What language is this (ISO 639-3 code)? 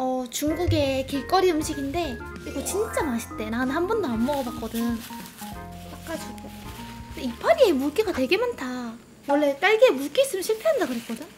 kor